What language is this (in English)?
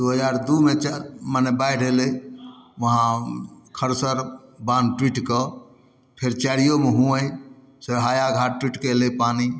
Maithili